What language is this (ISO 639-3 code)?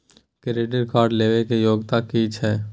mai